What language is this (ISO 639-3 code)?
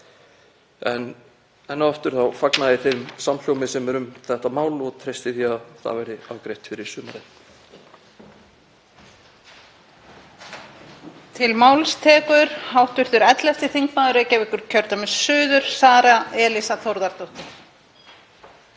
isl